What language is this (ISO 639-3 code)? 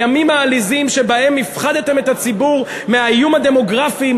heb